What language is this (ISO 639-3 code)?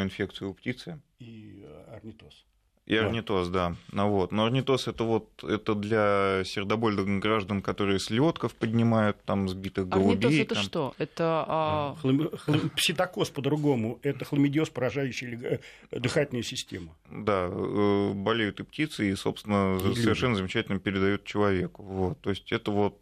rus